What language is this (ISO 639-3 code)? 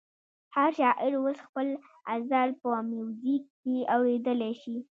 pus